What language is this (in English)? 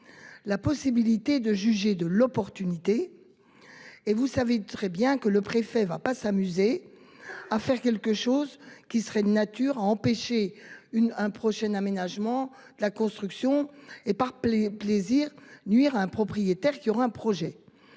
French